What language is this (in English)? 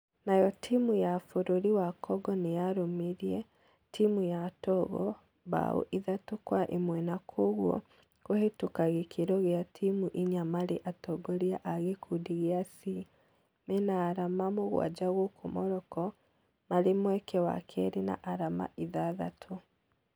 Kikuyu